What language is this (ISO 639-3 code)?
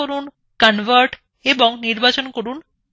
ben